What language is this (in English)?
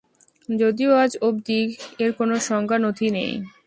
Bangla